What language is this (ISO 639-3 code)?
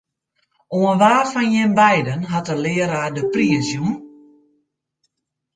fry